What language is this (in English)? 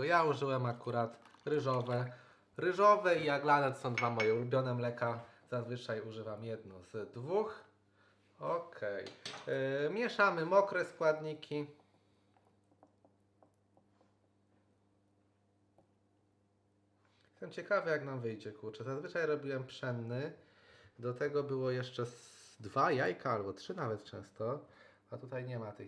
Polish